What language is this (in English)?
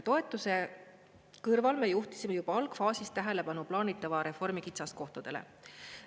Estonian